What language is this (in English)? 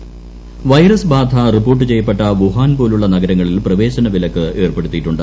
Malayalam